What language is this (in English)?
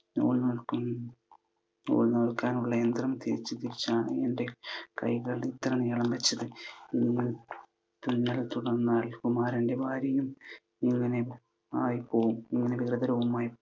Malayalam